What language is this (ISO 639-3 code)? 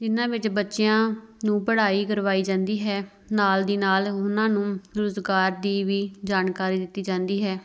pan